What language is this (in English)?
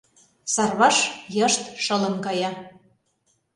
Mari